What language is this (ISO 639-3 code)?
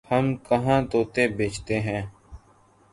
urd